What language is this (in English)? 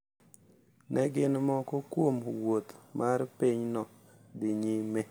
Luo (Kenya and Tanzania)